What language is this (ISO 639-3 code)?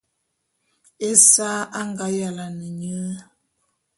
bum